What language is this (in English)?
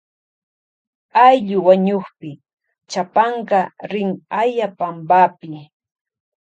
Loja Highland Quichua